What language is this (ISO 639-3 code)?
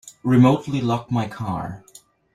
eng